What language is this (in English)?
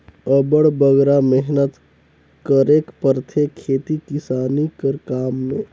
Chhattisgarhi